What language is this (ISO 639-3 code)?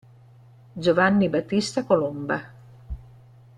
ita